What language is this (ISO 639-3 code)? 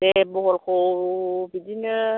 brx